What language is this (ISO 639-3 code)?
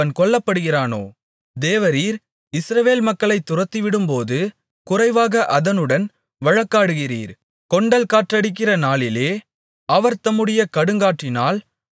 tam